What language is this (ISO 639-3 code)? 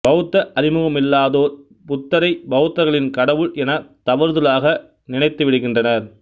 tam